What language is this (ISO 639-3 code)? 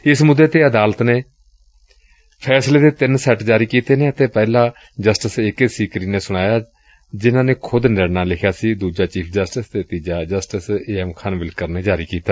pan